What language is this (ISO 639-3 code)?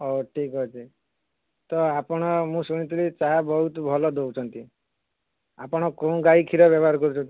ori